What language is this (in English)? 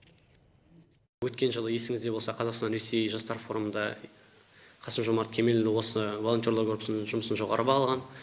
Kazakh